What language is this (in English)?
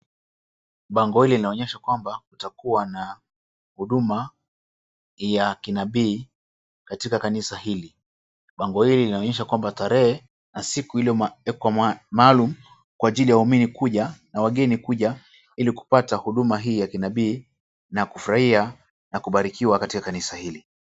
Swahili